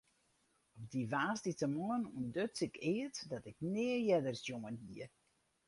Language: Western Frisian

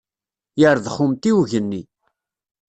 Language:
Kabyle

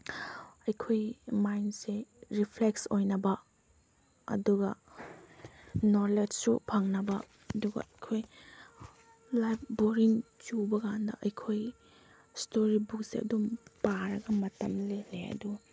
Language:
Manipuri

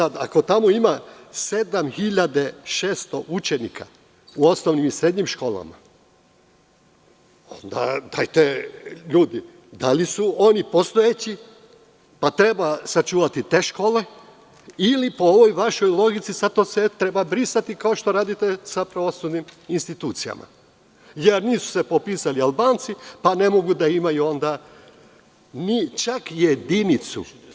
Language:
Serbian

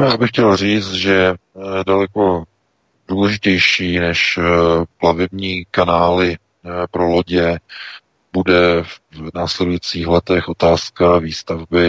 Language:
Czech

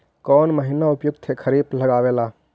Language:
Magahi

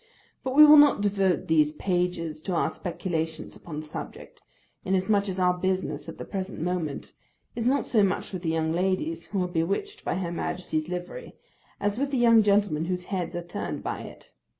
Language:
English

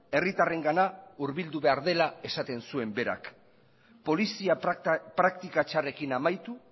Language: Basque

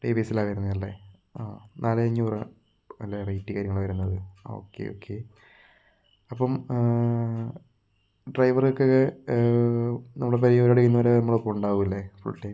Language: Malayalam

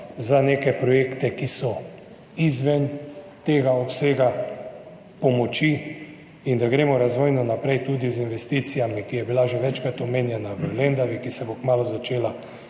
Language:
Slovenian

